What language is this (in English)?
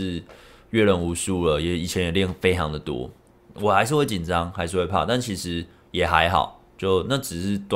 Chinese